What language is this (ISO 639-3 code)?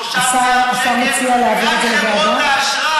heb